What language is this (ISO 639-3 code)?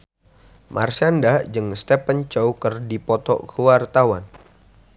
sun